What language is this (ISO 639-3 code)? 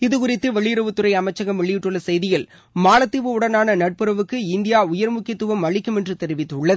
tam